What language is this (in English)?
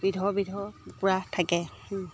Assamese